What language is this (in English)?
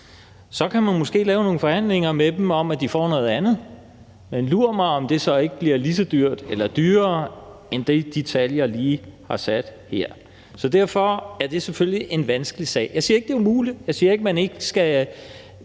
Danish